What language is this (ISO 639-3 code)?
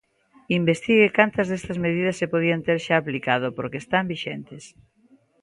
glg